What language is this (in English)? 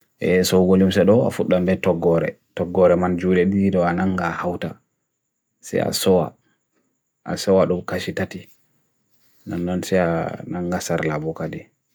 Bagirmi Fulfulde